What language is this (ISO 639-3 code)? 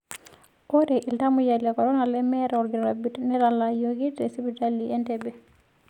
mas